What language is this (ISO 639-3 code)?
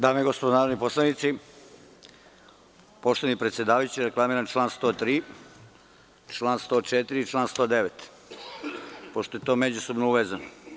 srp